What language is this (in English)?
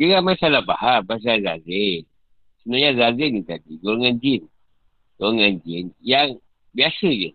Malay